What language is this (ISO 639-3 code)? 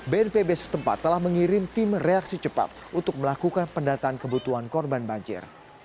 ind